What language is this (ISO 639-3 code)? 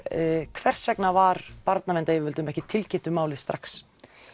isl